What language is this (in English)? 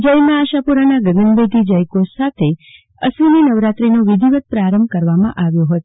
Gujarati